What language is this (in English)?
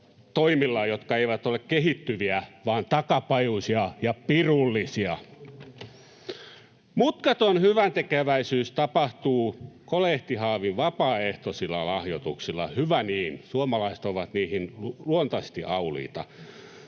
Finnish